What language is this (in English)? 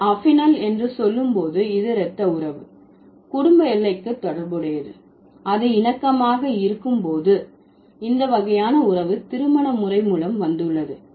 Tamil